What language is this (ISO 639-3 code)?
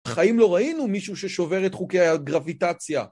heb